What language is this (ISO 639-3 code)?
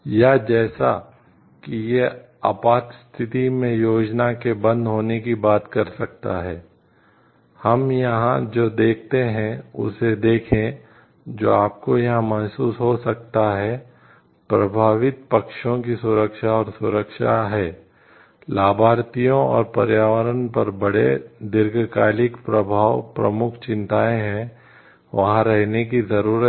hin